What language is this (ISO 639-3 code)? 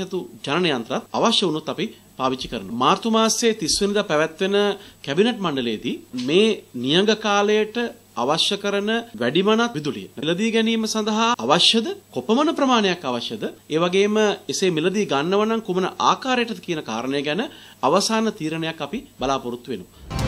ind